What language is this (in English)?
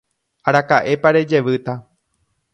Guarani